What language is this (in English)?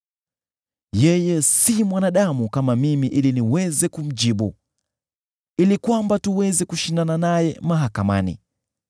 Swahili